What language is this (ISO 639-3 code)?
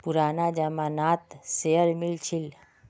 mag